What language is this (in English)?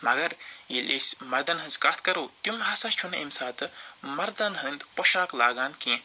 Kashmiri